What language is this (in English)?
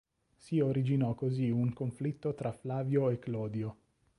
Italian